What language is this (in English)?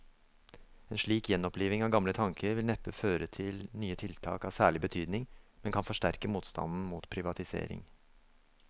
Norwegian